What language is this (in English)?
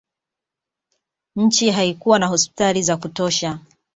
Swahili